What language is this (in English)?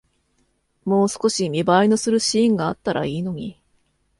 Japanese